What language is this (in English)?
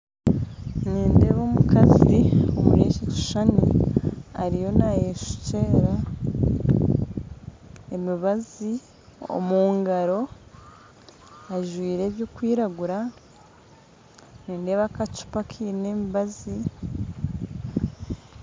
Nyankole